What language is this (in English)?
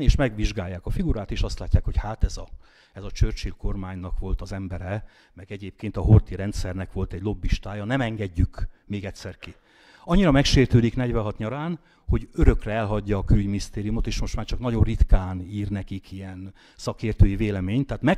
Hungarian